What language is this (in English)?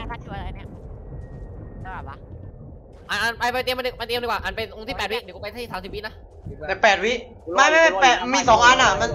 Thai